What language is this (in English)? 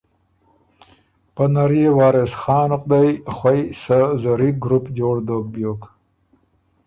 Ormuri